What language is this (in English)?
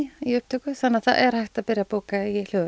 Icelandic